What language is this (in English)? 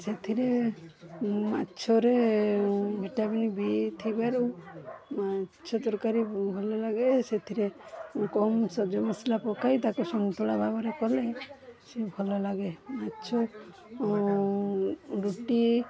Odia